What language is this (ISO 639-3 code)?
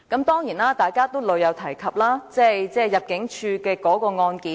yue